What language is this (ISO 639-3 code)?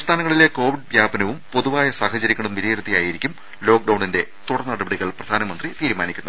mal